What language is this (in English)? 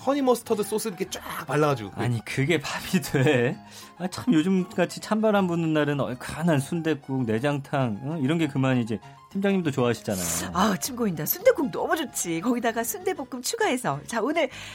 Korean